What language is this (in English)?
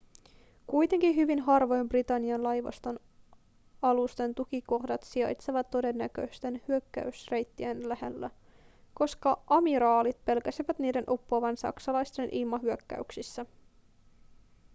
Finnish